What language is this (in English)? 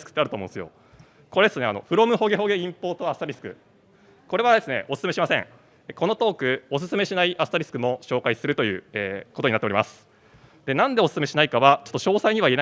Japanese